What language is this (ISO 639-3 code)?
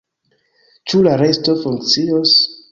epo